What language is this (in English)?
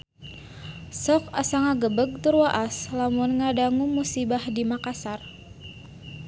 Sundanese